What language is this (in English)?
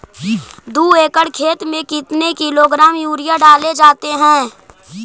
Magahi